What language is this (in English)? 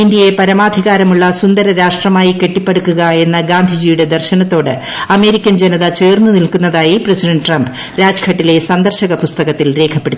Malayalam